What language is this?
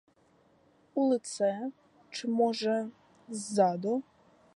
Ukrainian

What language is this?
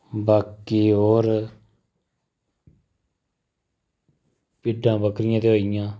Dogri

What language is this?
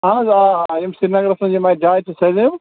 Kashmiri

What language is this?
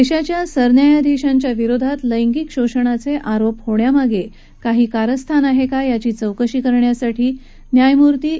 Marathi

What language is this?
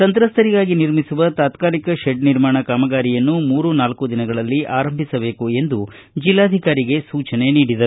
Kannada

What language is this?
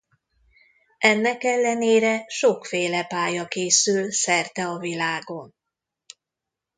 Hungarian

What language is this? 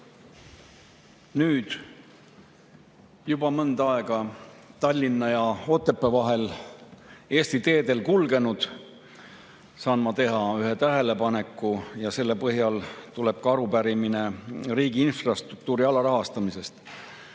Estonian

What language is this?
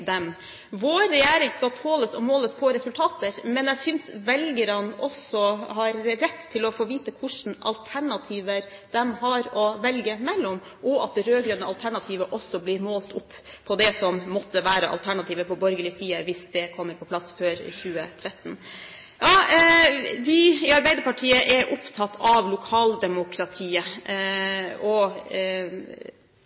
Norwegian Bokmål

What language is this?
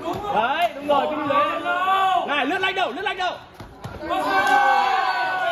Vietnamese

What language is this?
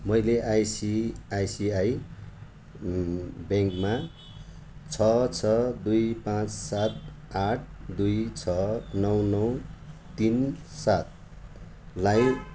Nepali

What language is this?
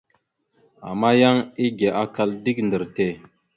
Mada (Cameroon)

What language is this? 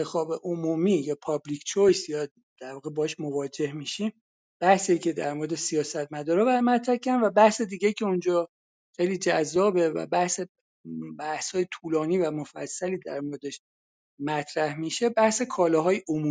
Persian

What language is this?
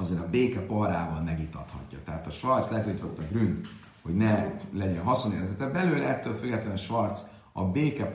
Hungarian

